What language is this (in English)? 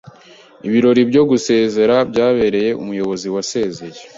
Kinyarwanda